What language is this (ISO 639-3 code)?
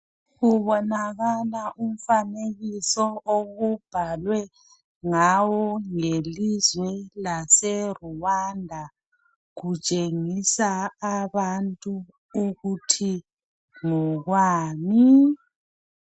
nde